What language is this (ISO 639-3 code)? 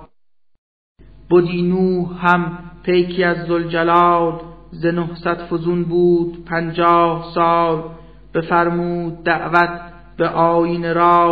fas